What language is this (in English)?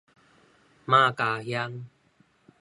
Min Nan Chinese